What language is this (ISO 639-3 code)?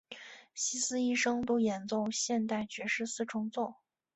zho